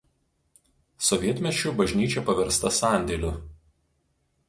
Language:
Lithuanian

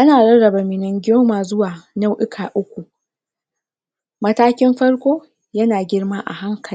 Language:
Hausa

